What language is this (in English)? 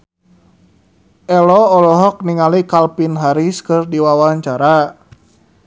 Sundanese